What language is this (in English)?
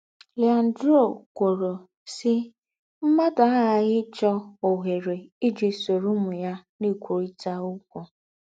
Igbo